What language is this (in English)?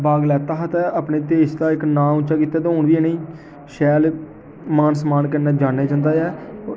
Dogri